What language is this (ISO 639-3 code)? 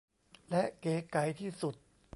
tha